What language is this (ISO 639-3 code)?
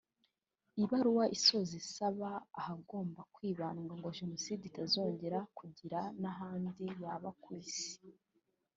kin